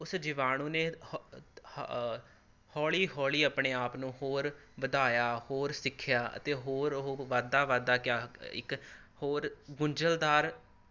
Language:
Punjabi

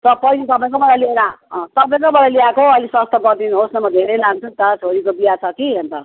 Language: Nepali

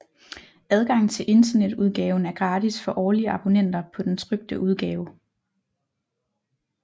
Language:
Danish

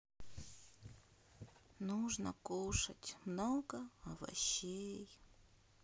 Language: Russian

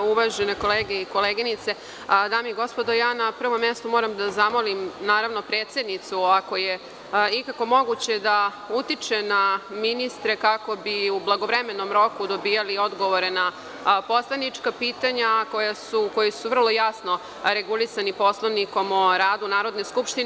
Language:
Serbian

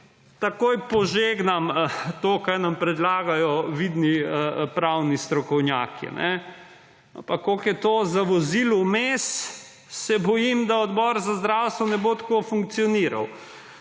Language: Slovenian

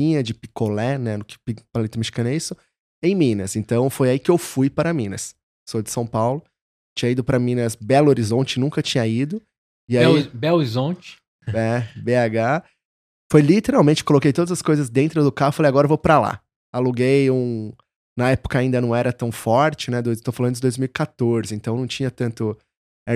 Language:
Portuguese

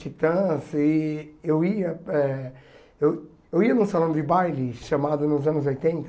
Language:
Portuguese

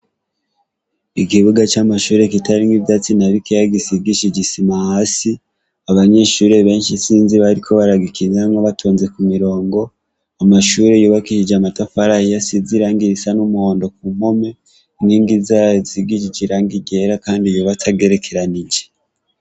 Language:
Rundi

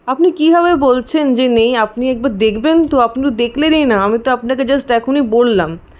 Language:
Bangla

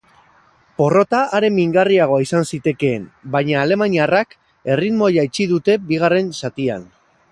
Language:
Basque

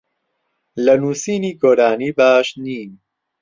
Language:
Central Kurdish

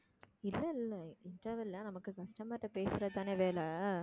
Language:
Tamil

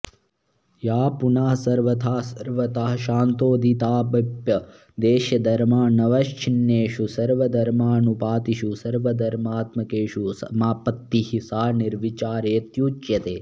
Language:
Sanskrit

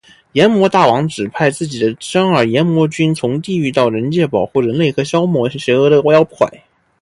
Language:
Chinese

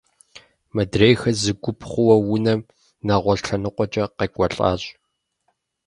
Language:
Kabardian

